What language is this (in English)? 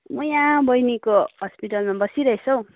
Nepali